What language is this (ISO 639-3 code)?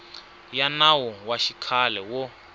tso